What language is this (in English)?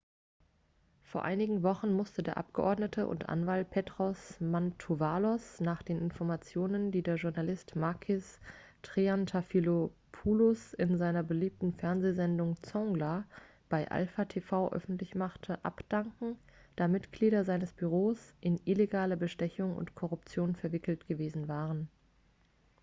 German